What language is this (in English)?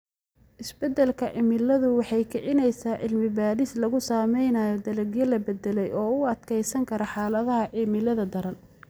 Somali